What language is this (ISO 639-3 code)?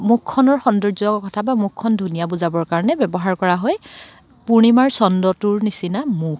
asm